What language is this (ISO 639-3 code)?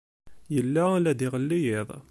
kab